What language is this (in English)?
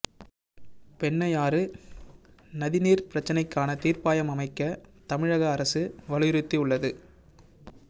Tamil